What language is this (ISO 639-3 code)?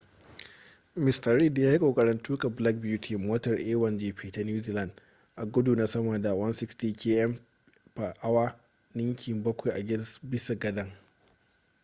hau